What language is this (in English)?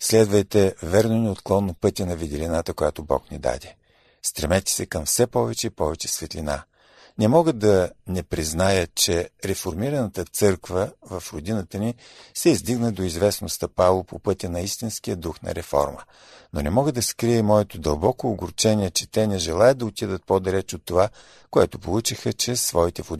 Bulgarian